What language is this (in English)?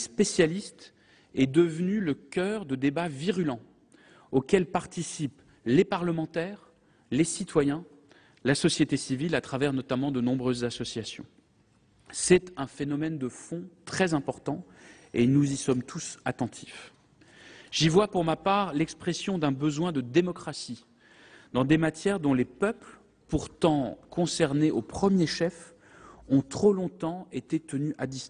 French